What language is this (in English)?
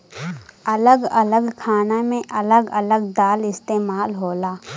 Bhojpuri